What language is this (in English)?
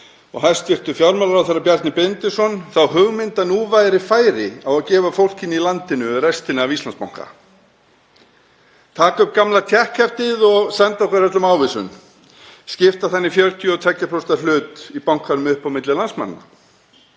Icelandic